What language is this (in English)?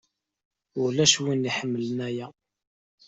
Kabyle